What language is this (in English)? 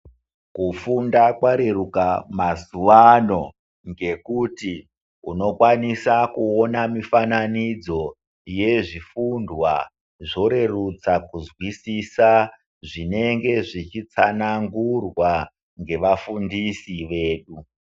Ndau